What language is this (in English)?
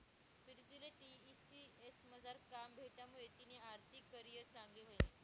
Marathi